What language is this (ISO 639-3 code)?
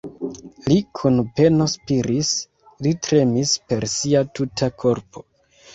epo